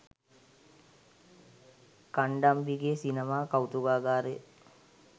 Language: Sinhala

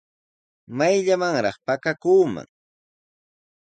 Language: Sihuas Ancash Quechua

